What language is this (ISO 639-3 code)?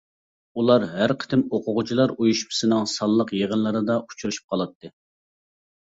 uig